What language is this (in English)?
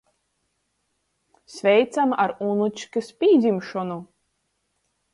Latgalian